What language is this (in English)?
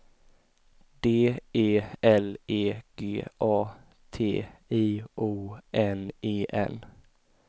Swedish